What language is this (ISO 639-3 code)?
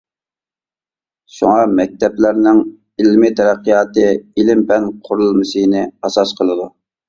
uig